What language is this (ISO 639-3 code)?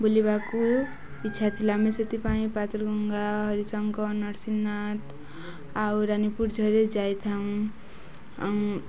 ori